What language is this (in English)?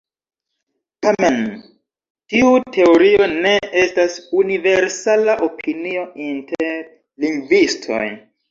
Esperanto